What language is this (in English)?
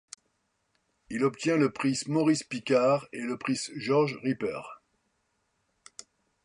French